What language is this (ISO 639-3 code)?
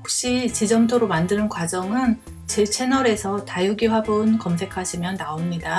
kor